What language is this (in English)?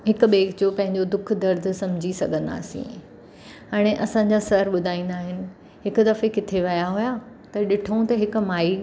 Sindhi